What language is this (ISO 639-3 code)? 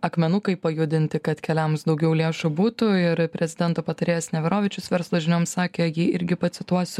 lit